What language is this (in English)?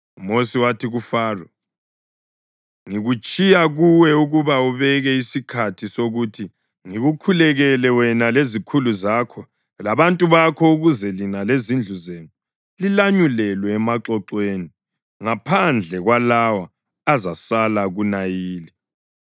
North Ndebele